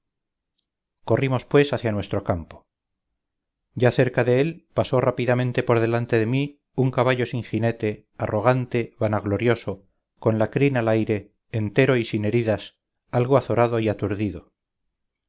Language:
Spanish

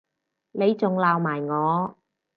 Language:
Cantonese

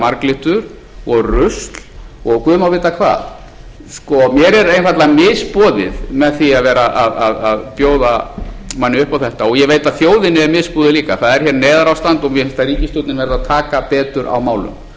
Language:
Icelandic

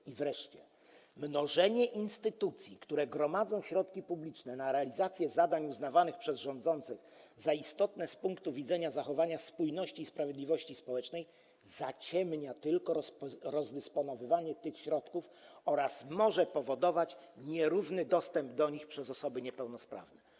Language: Polish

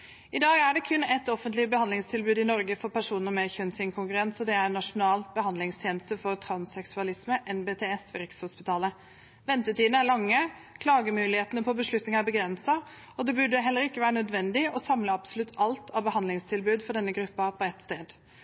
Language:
Norwegian Bokmål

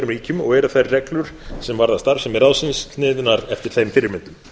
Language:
Icelandic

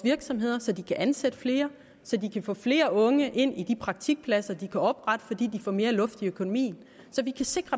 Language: Danish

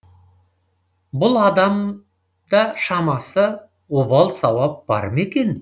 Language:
Kazakh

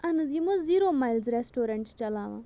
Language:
Kashmiri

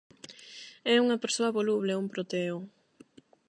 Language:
Galician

